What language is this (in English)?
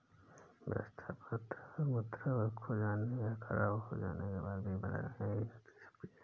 Hindi